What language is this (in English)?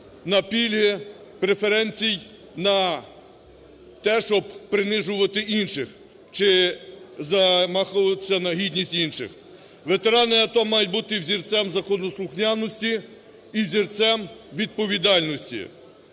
Ukrainian